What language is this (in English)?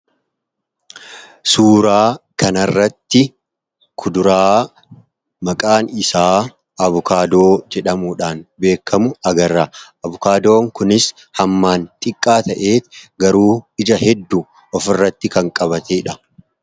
Oromo